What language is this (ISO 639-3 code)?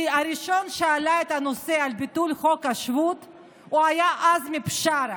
heb